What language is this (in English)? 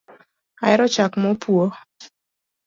Luo (Kenya and Tanzania)